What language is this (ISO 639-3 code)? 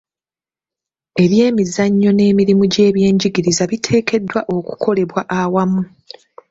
lug